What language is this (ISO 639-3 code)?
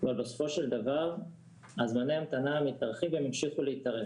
heb